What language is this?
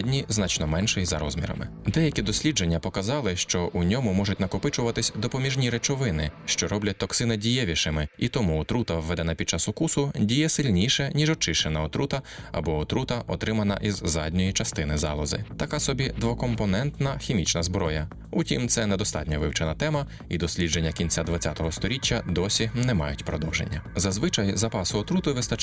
Ukrainian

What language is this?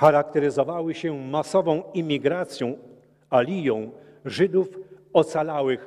Polish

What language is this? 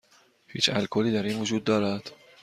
Persian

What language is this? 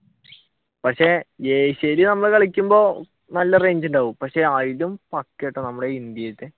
Malayalam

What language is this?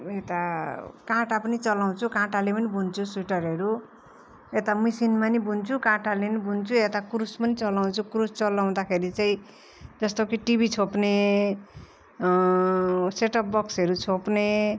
Nepali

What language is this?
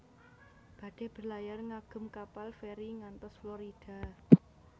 Javanese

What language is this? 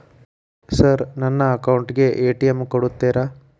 Kannada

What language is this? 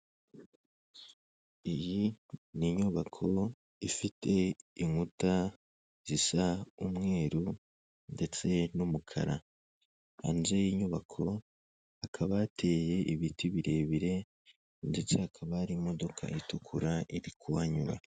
Kinyarwanda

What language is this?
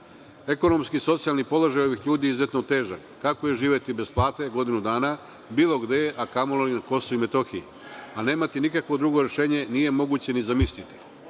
Serbian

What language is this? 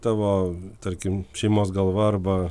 Lithuanian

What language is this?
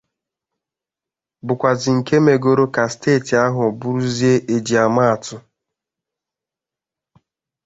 Igbo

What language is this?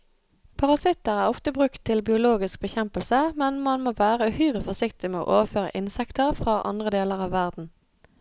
Norwegian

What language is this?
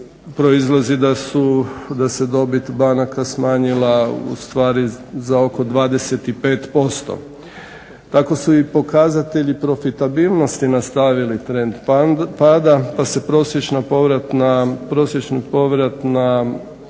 Croatian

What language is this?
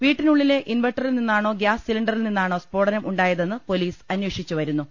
Malayalam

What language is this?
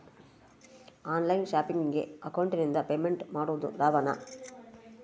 Kannada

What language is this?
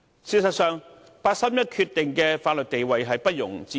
Cantonese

